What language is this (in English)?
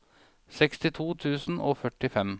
Norwegian